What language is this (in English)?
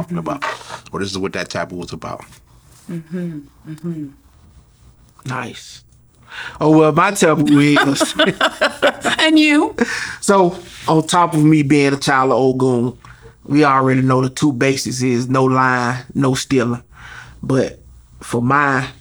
English